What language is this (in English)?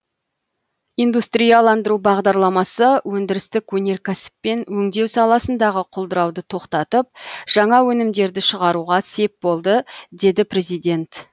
Kazakh